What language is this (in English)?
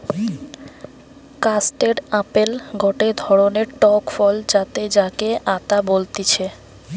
Bangla